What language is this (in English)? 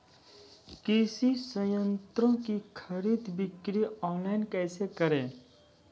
Maithili